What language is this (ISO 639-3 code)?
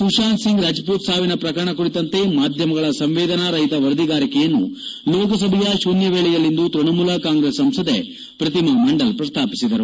kan